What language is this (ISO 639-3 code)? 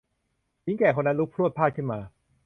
tha